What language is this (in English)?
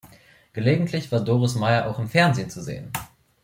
German